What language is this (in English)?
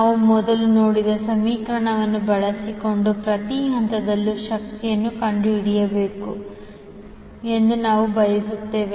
Kannada